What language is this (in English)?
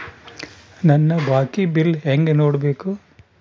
Kannada